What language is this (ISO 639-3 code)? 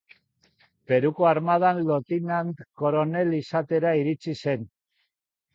eus